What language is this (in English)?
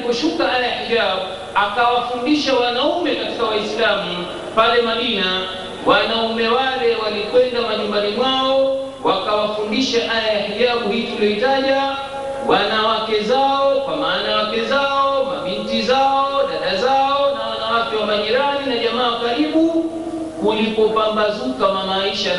Swahili